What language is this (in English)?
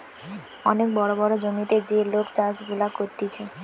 Bangla